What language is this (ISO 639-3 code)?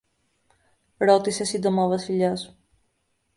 ell